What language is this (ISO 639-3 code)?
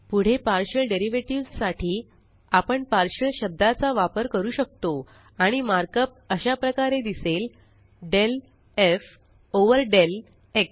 mar